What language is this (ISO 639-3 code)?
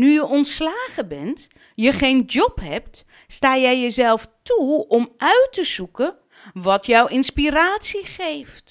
nld